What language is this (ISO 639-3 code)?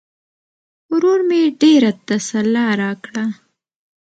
pus